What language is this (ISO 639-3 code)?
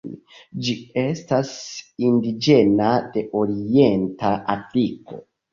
epo